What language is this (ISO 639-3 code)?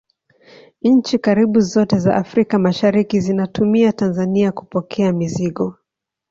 swa